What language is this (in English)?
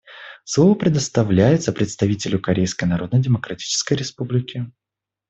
Russian